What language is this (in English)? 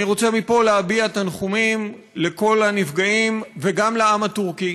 Hebrew